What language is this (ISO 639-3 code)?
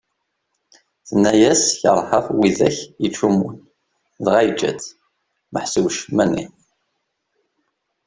kab